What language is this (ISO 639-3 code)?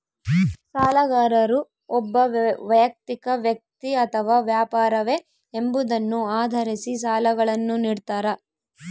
kan